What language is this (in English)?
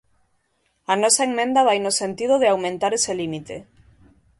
Galician